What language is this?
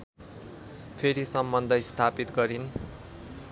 Nepali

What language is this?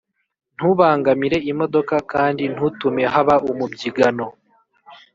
Kinyarwanda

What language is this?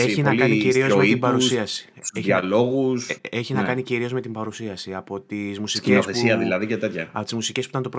Greek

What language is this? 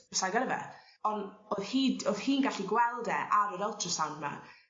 Welsh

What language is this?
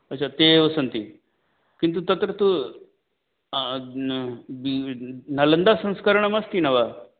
Sanskrit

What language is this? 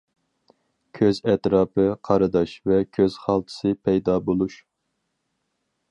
Uyghur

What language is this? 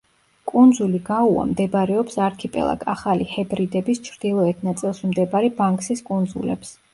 Georgian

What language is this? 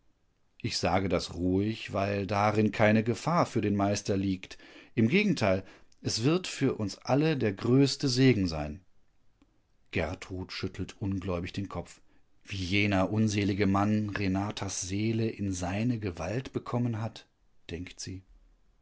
German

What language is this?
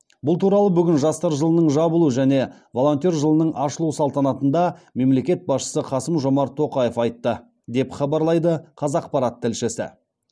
Kazakh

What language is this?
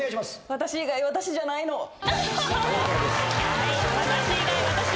Japanese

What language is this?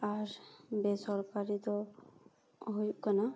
Santali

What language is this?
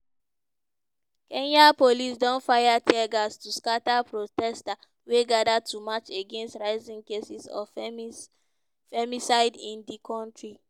Nigerian Pidgin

